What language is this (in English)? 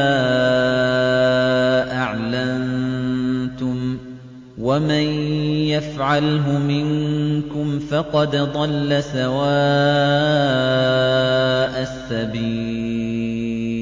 Arabic